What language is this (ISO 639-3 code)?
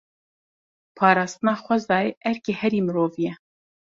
kur